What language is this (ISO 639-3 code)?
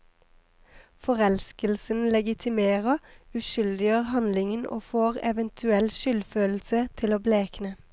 nor